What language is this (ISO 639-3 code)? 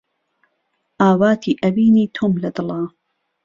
ckb